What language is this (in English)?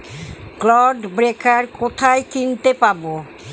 Bangla